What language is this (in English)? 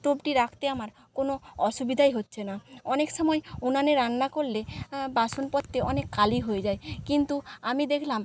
Bangla